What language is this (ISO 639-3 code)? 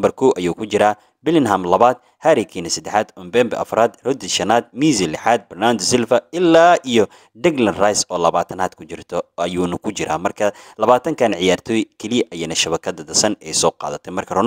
ara